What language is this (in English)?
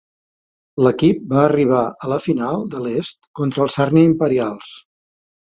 Catalan